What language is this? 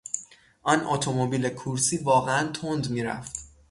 Persian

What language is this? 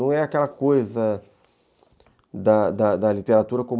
Portuguese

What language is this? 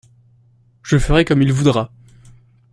French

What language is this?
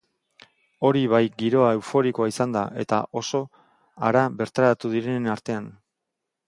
Basque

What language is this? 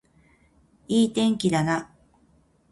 Japanese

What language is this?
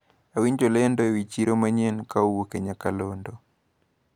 Luo (Kenya and Tanzania)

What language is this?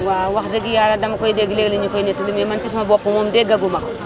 Wolof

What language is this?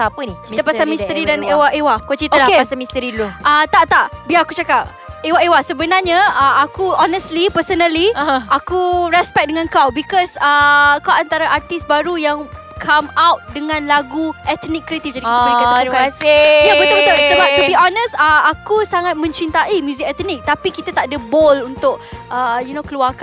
Malay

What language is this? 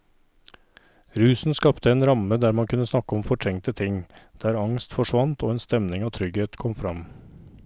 Norwegian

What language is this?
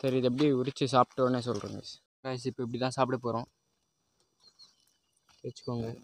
Tamil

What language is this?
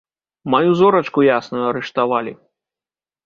Belarusian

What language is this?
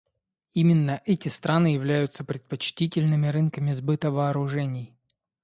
Russian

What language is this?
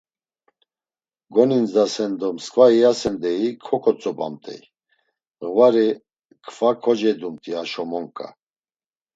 Laz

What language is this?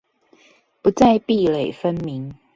Chinese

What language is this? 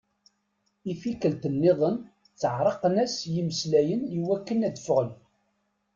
Kabyle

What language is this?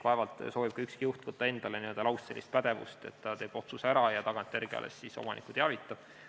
Estonian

